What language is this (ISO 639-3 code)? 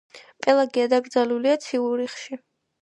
kat